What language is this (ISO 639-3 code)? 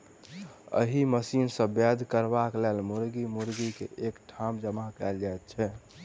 mai